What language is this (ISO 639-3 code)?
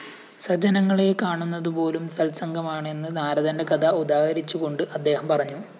mal